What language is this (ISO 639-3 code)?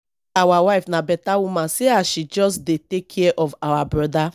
pcm